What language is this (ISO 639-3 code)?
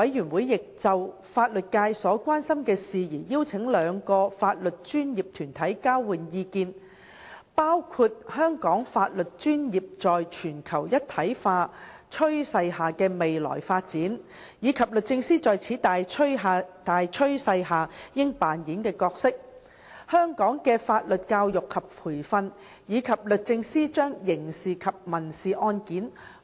yue